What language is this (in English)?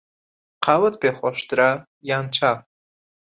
Central Kurdish